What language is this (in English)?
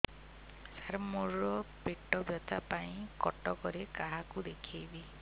Odia